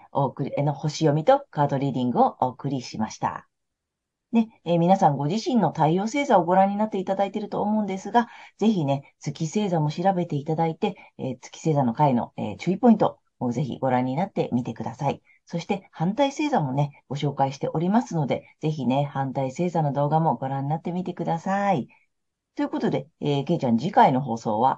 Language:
Japanese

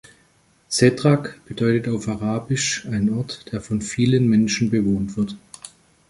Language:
German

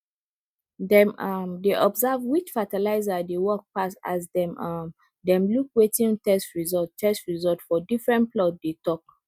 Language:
Nigerian Pidgin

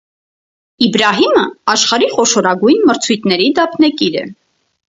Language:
Armenian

